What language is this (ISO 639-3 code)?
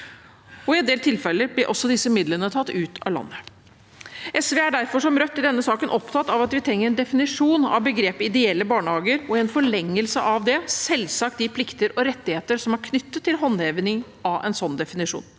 nor